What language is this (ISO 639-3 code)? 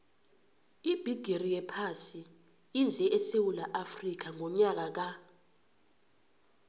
nbl